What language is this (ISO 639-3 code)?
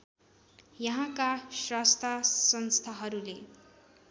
nep